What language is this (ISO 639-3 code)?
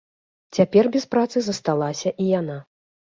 bel